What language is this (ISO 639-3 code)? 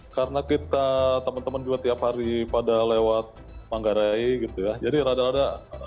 ind